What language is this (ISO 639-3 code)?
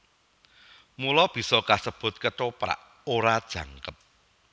jav